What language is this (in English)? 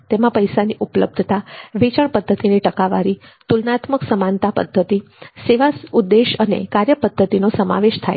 Gujarati